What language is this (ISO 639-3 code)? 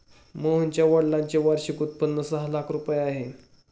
mar